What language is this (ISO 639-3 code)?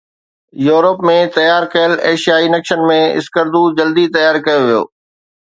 snd